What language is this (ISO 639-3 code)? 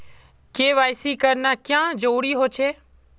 mag